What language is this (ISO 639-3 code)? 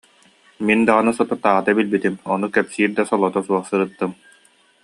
sah